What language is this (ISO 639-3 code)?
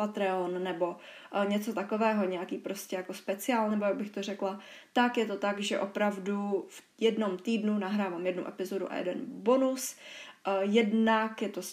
ces